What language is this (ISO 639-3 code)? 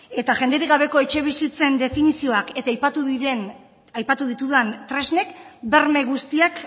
eus